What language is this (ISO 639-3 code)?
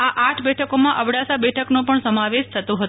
guj